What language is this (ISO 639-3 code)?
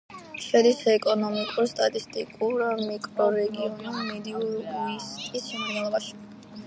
kat